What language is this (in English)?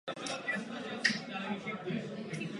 Czech